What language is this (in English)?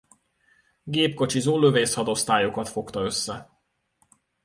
Hungarian